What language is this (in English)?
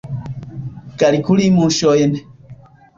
Esperanto